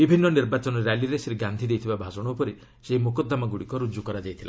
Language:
Odia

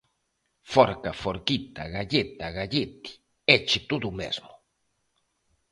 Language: Galician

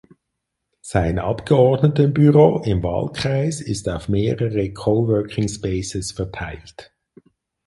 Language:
German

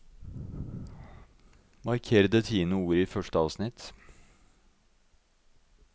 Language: Norwegian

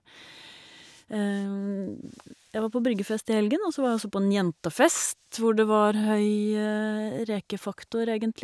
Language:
Norwegian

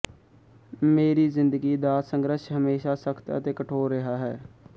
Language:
Punjabi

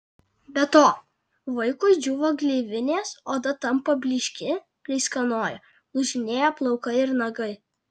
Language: Lithuanian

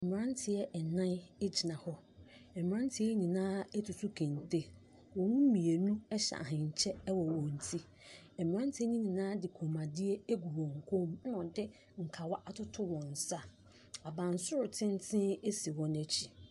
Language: Akan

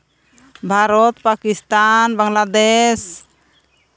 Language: Santali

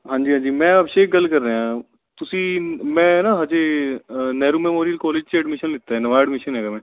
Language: Punjabi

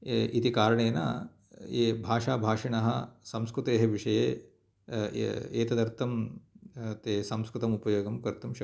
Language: Sanskrit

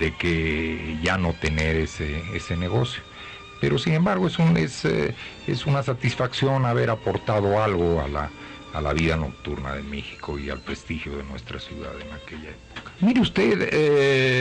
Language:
Spanish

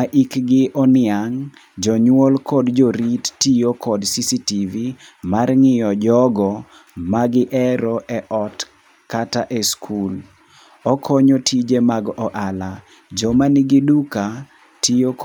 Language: Luo (Kenya and Tanzania)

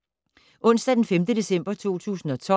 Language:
Danish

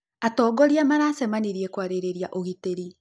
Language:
Kikuyu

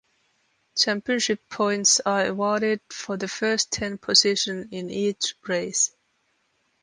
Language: English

